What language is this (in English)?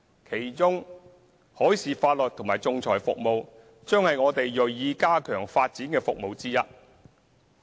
Cantonese